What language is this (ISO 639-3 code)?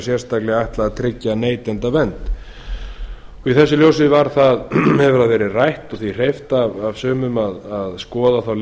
isl